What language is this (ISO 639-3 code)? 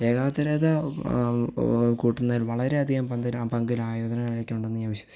mal